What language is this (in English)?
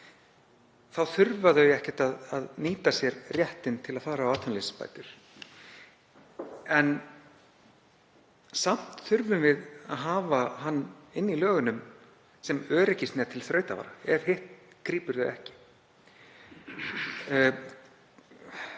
Icelandic